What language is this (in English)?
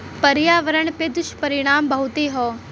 Bhojpuri